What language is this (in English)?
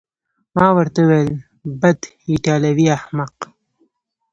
Pashto